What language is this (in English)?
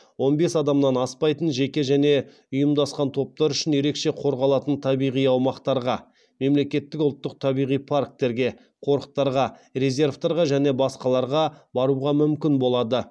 Kazakh